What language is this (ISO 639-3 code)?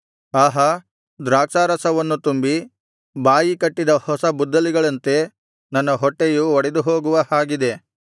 kan